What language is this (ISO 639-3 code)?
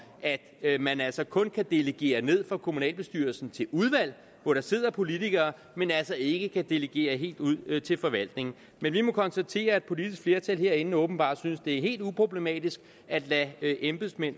dan